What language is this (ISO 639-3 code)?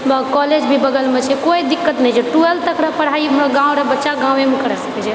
mai